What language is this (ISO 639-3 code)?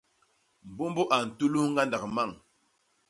bas